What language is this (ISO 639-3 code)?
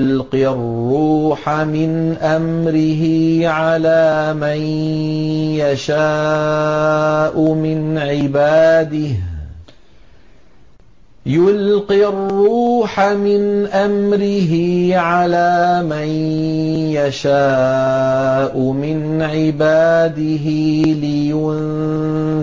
ara